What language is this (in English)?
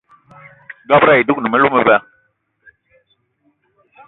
Eton (Cameroon)